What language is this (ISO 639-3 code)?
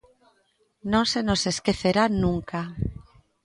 glg